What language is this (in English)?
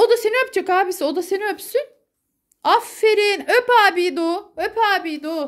Turkish